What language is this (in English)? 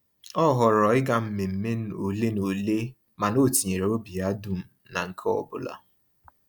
Igbo